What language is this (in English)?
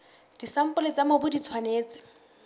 Southern Sotho